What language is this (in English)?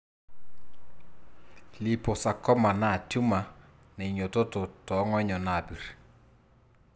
Masai